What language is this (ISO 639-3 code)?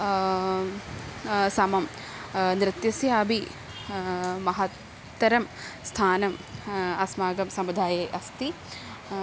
san